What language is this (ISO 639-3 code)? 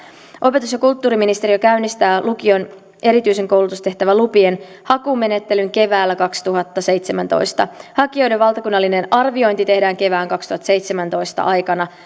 fin